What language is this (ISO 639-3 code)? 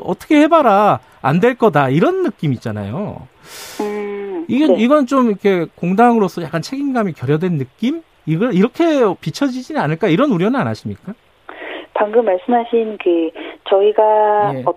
kor